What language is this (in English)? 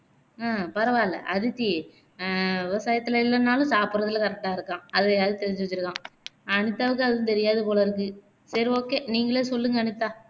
Tamil